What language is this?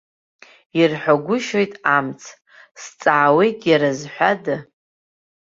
Abkhazian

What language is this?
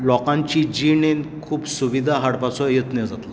Konkani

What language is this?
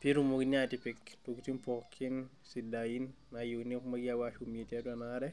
Masai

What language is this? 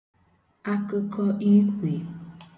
Igbo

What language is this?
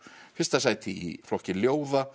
Icelandic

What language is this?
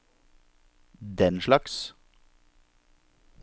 Norwegian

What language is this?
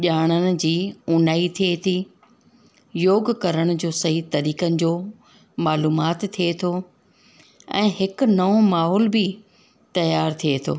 Sindhi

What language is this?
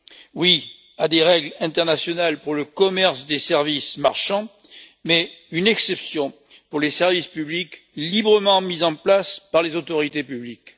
French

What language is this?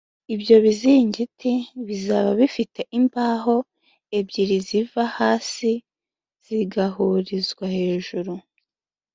Kinyarwanda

